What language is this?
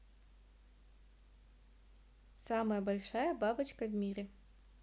Russian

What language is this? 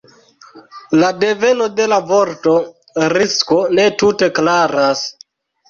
Esperanto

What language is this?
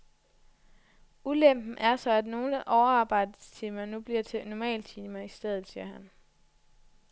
Danish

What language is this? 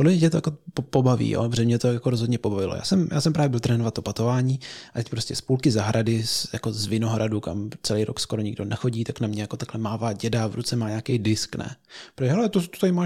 Czech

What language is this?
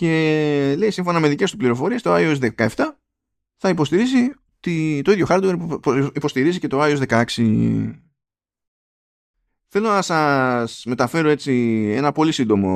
Greek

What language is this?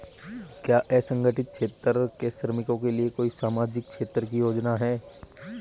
Hindi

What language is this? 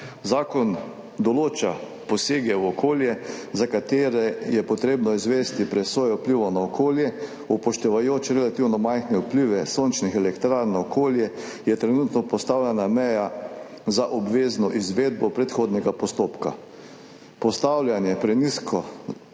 Slovenian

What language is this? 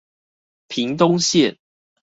Chinese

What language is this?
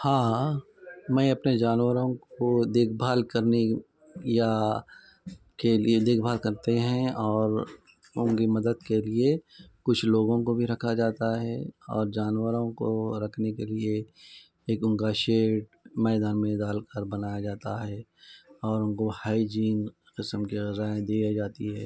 Urdu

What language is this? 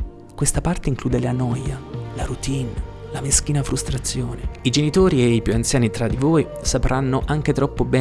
Italian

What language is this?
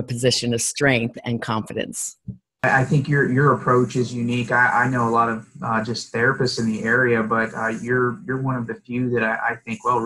English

